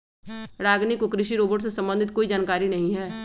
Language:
Magahi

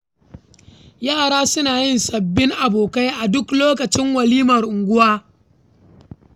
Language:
Hausa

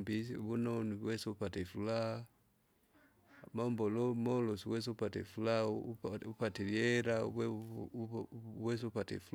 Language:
Kinga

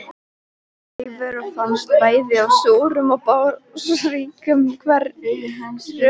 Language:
Icelandic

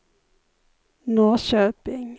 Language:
Swedish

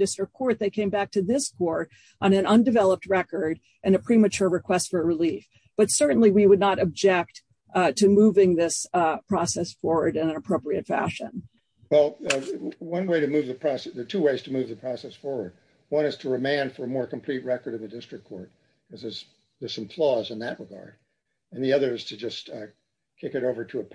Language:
English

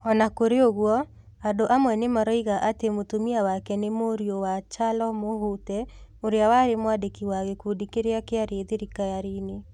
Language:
Kikuyu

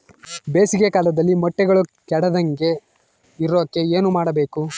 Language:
Kannada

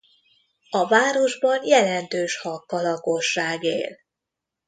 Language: Hungarian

